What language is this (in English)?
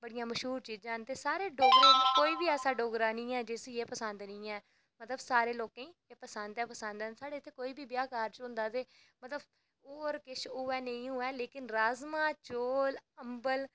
Dogri